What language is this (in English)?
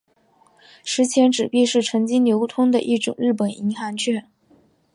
Chinese